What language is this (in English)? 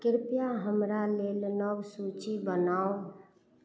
Maithili